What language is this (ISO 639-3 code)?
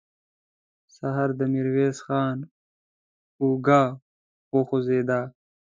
pus